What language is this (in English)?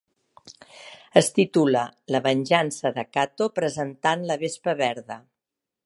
Catalan